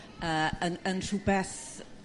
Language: Welsh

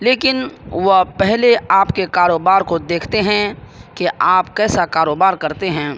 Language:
Urdu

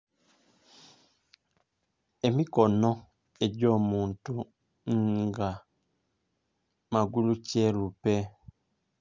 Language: Soga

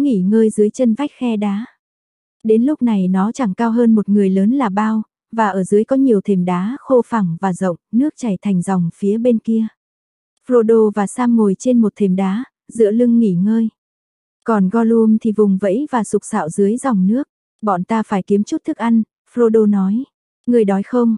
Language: Vietnamese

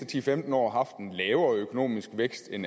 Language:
Danish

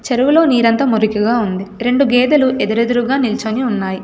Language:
Telugu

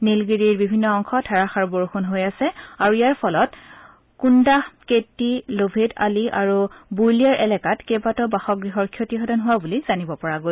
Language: Assamese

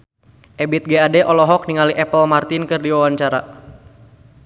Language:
Sundanese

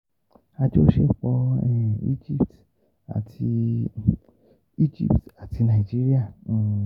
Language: Yoruba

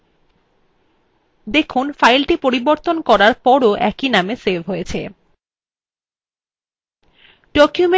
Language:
Bangla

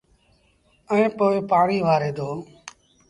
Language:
Sindhi Bhil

